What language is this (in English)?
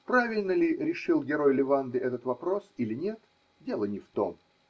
Russian